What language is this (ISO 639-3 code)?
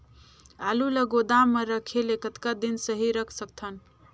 hne